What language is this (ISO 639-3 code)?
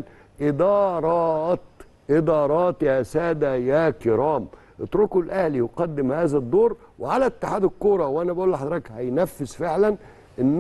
ara